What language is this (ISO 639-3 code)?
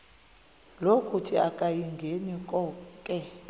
xho